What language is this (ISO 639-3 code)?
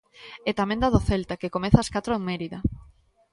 glg